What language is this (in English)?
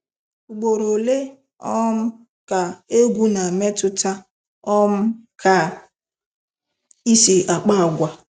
Igbo